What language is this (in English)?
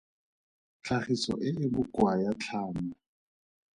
Tswana